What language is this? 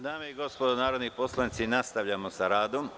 Serbian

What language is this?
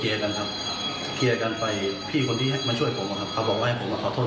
Thai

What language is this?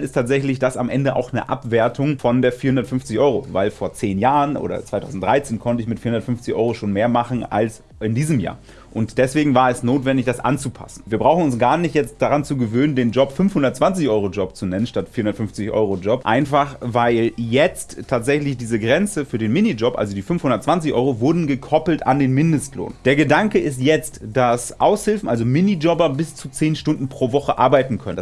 German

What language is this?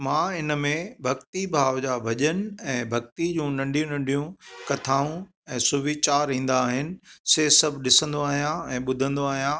Sindhi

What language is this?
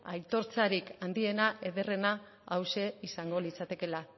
Basque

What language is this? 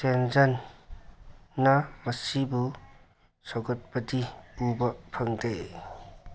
Manipuri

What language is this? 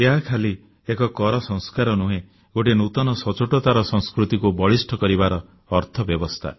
Odia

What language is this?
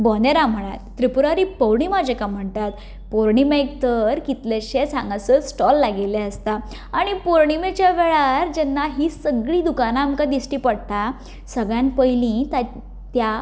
Konkani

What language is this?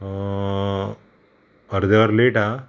Konkani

